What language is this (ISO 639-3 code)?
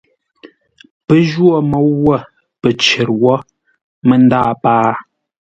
nla